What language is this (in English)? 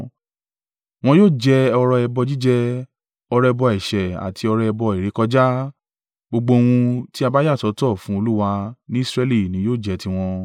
Yoruba